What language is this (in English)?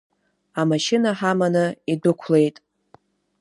Abkhazian